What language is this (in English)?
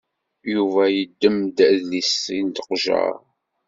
Kabyle